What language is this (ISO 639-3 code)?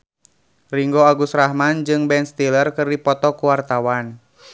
sun